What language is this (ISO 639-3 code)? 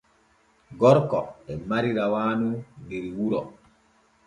fue